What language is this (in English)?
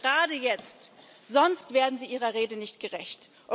German